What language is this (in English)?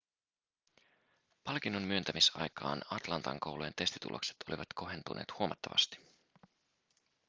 Finnish